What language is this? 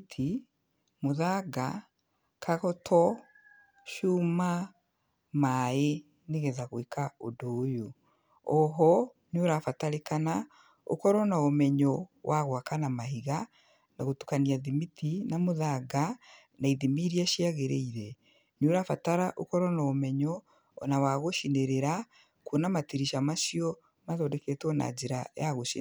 Kikuyu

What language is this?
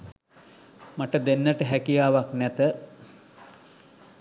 Sinhala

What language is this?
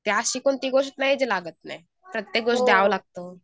Marathi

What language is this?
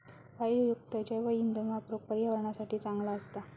Marathi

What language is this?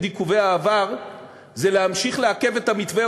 Hebrew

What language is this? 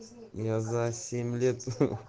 Russian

